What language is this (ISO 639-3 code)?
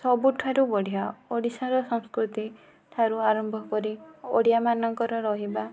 ori